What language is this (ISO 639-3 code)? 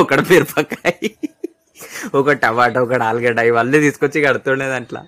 tel